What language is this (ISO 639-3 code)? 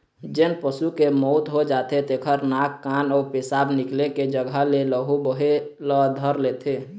hne